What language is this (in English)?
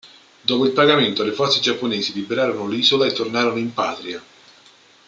Italian